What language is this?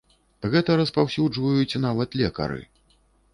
Belarusian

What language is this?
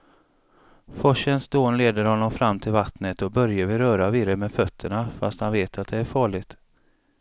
Swedish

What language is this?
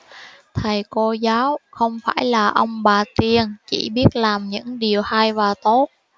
Vietnamese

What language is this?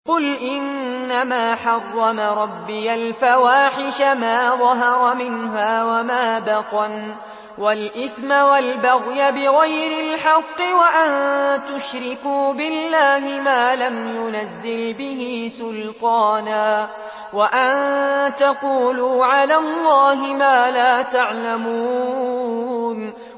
Arabic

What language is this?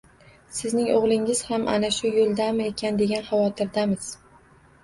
Uzbek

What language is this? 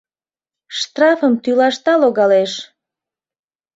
Mari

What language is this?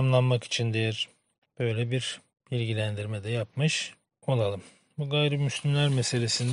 Turkish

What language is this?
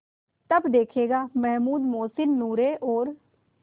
Hindi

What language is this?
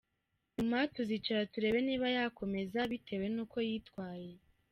Kinyarwanda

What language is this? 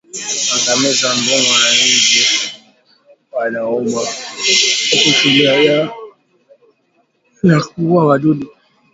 Swahili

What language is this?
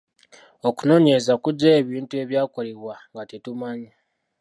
Ganda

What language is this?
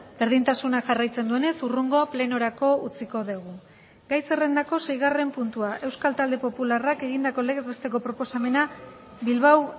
Basque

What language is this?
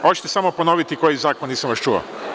Serbian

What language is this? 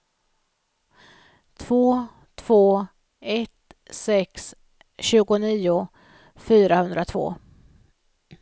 Swedish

